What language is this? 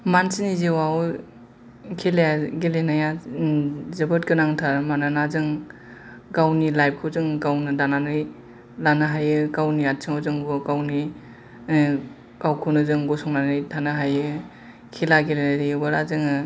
Bodo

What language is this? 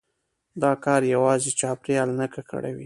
Pashto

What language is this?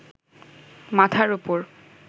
Bangla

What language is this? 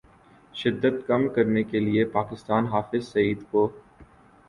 Urdu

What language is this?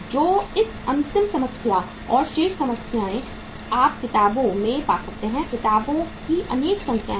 Hindi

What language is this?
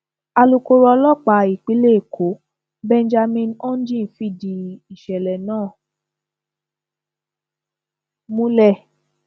Yoruba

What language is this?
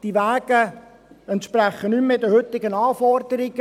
Swiss German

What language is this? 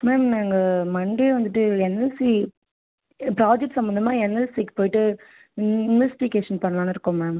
Tamil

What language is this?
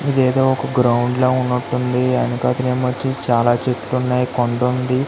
Telugu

